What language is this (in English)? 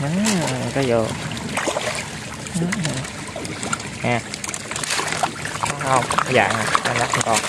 Vietnamese